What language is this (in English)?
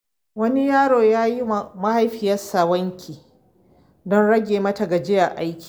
Hausa